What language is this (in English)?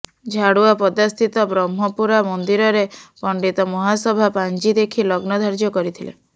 Odia